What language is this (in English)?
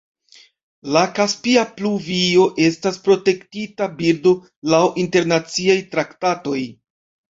Esperanto